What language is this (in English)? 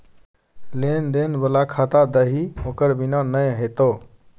Maithili